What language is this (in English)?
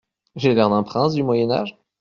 French